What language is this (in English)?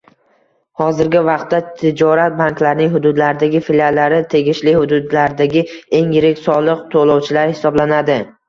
Uzbek